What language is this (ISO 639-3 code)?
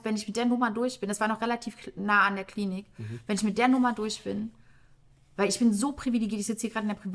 deu